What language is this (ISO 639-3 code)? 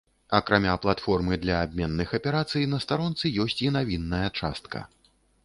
bel